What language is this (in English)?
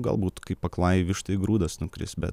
Lithuanian